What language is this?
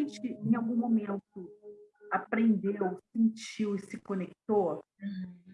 Portuguese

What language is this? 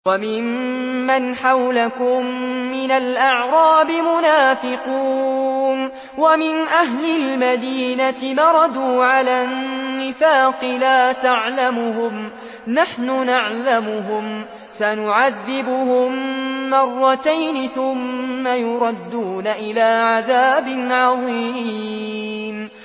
Arabic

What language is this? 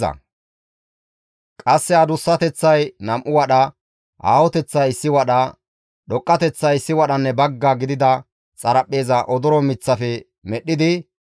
Gamo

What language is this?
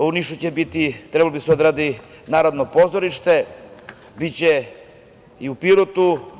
Serbian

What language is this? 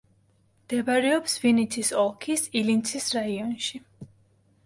Georgian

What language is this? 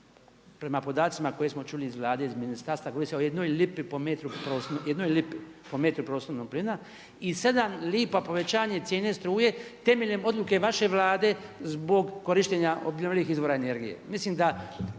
Croatian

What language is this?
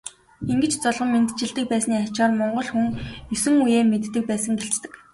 Mongolian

